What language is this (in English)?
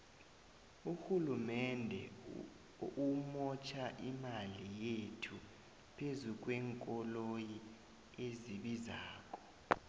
South Ndebele